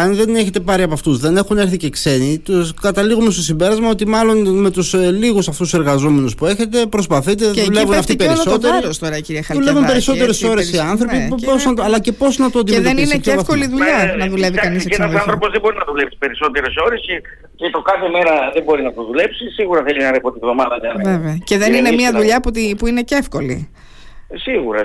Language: Greek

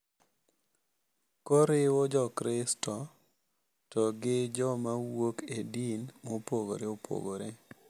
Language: Luo (Kenya and Tanzania)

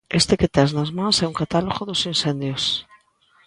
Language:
Galician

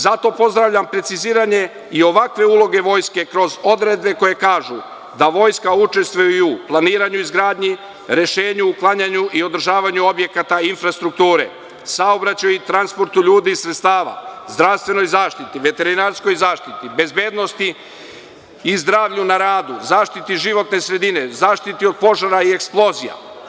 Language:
Serbian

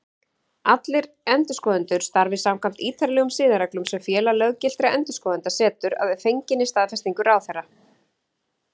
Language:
Icelandic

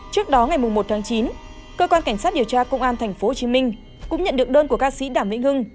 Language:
Vietnamese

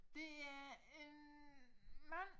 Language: Danish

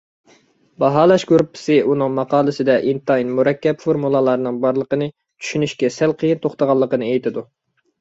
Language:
Uyghur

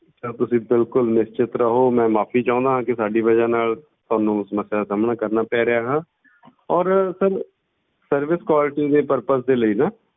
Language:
Punjabi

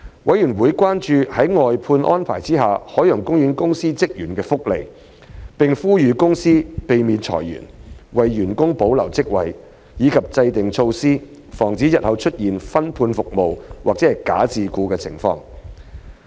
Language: Cantonese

